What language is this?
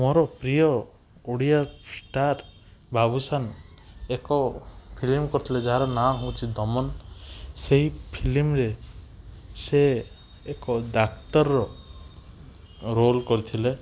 Odia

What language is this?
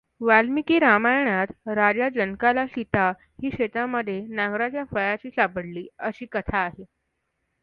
Marathi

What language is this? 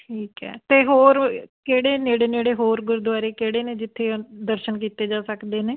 Punjabi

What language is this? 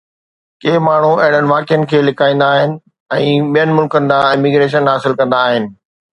Sindhi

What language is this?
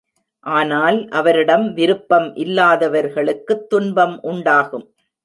Tamil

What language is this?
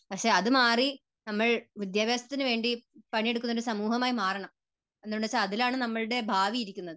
Malayalam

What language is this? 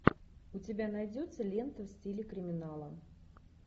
Russian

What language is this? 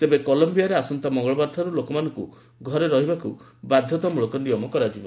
Odia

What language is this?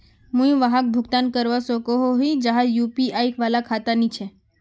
Magahi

